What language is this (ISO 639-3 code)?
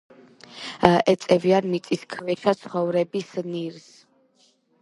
kat